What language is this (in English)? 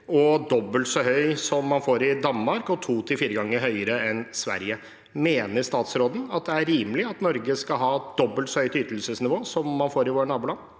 Norwegian